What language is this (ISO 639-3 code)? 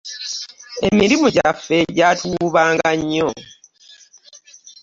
lug